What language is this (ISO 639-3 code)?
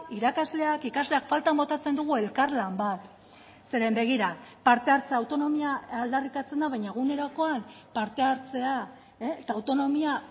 eus